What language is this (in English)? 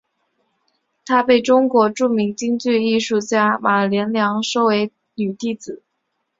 Chinese